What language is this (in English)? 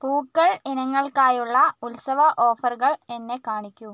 Malayalam